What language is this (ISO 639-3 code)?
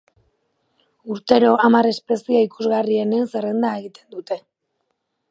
eus